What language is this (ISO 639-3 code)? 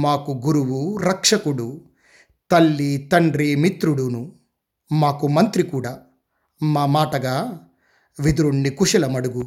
tel